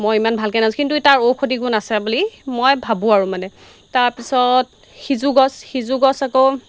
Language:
Assamese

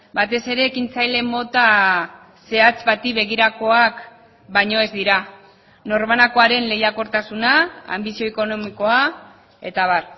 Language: Basque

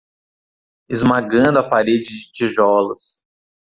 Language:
Portuguese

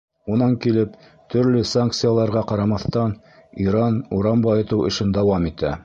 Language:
Bashkir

